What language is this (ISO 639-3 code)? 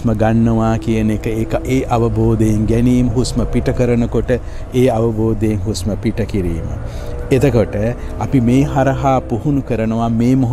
tha